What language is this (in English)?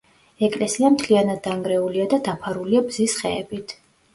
Georgian